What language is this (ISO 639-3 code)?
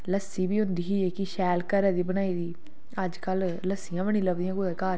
doi